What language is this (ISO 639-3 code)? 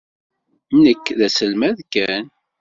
kab